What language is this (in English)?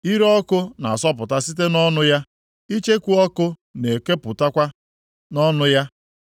Igbo